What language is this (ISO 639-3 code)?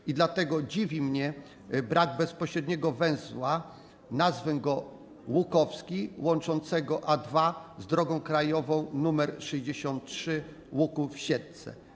pol